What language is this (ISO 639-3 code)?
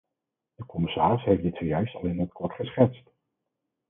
nld